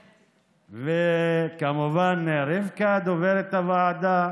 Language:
Hebrew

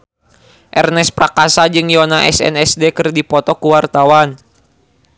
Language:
Sundanese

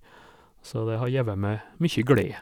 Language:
Norwegian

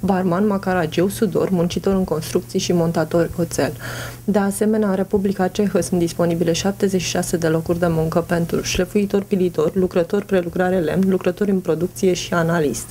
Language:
Romanian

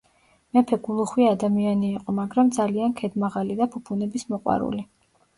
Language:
Georgian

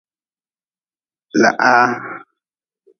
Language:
Nawdm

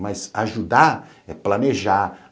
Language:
Portuguese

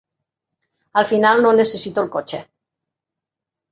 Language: Catalan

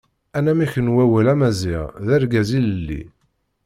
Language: Kabyle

